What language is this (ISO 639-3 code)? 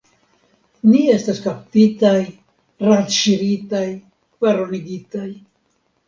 epo